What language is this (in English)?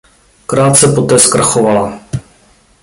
Czech